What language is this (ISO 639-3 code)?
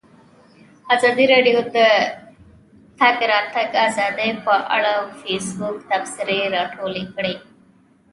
pus